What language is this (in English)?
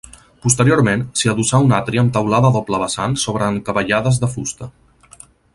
Catalan